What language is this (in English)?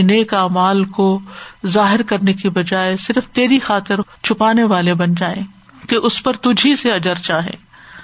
Urdu